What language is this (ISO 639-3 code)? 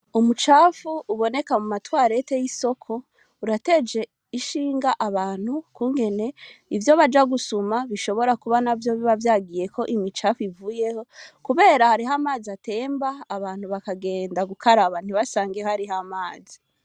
run